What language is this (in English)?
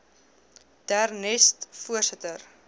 Afrikaans